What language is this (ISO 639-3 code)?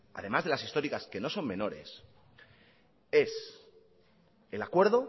spa